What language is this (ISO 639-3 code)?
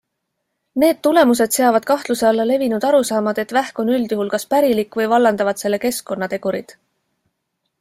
est